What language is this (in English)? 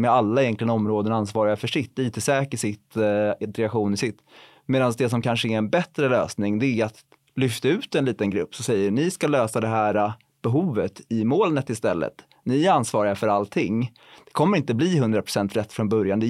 Swedish